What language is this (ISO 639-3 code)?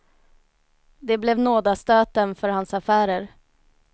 swe